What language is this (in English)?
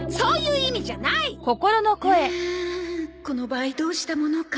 Japanese